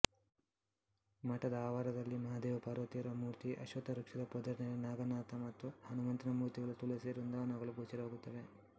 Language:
Kannada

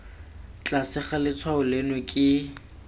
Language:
Tswana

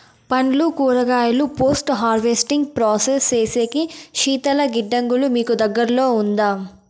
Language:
Telugu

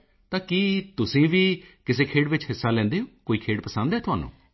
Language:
Punjabi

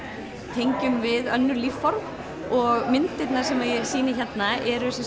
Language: Icelandic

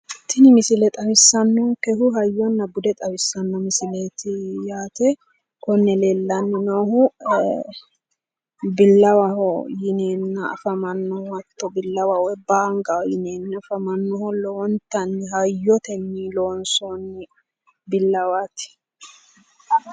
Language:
Sidamo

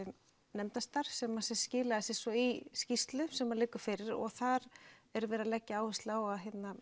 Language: Icelandic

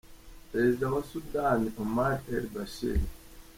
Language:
Kinyarwanda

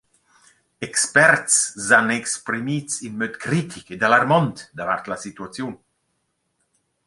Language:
Romansh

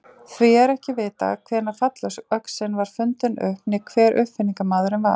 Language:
Icelandic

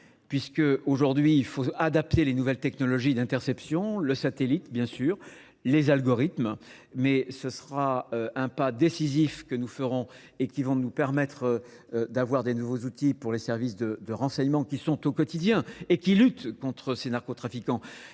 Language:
French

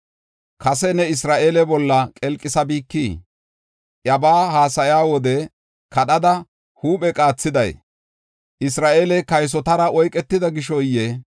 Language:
Gofa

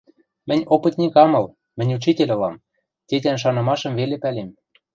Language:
Western Mari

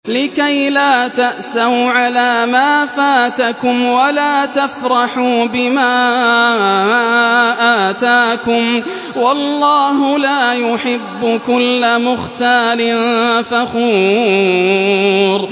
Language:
Arabic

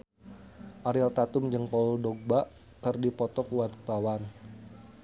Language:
Sundanese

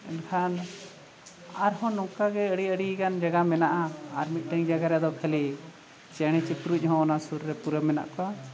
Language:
Santali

